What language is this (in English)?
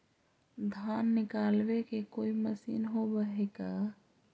Magahi